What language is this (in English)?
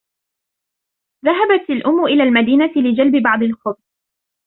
Arabic